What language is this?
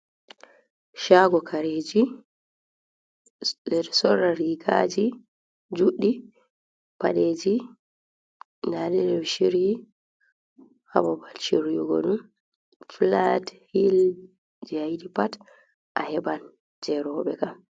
Fula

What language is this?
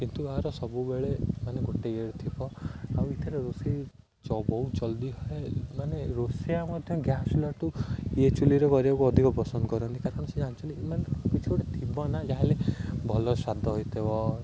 Odia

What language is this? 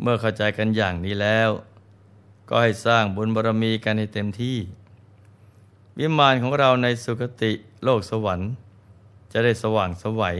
Thai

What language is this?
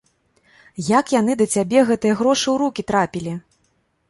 Belarusian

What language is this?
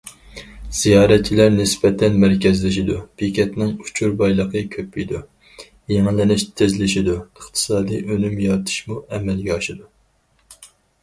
Uyghur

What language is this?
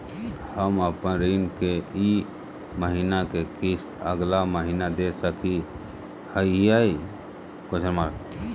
Magahi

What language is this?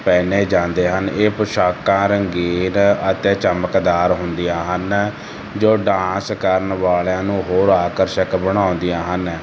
Punjabi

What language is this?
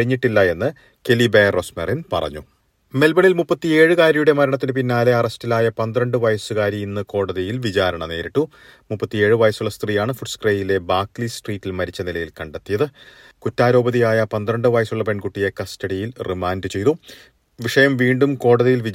Malayalam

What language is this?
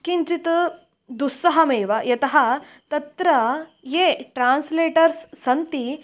Sanskrit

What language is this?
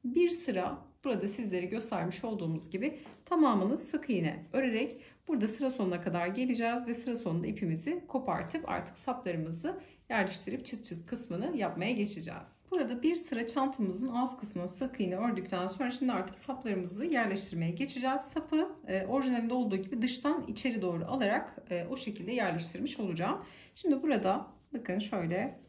Turkish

